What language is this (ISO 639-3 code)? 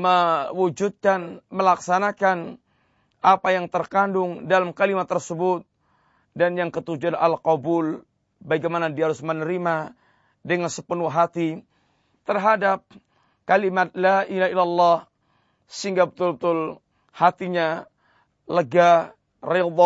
msa